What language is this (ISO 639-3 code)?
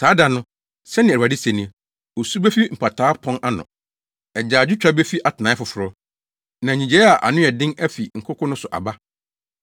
aka